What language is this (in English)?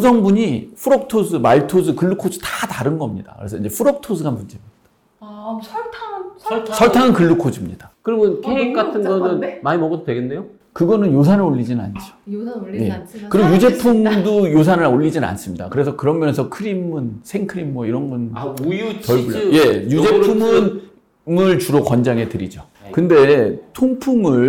Korean